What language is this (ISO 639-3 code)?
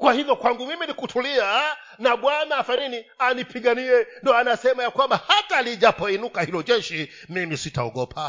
swa